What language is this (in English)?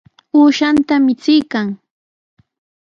Sihuas Ancash Quechua